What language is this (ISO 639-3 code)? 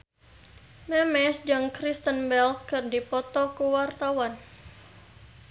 sun